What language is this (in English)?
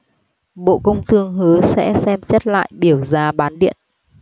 Vietnamese